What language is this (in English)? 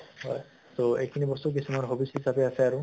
Assamese